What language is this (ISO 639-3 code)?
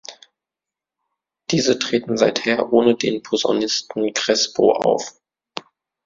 deu